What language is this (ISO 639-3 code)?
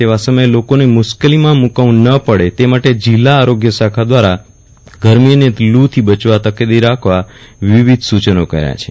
guj